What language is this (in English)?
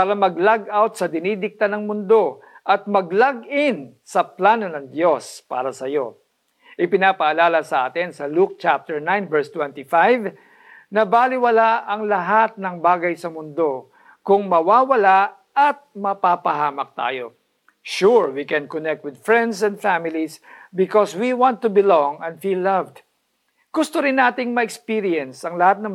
Filipino